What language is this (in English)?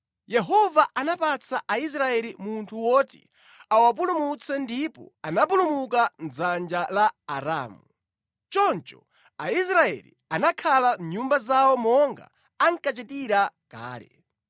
Nyanja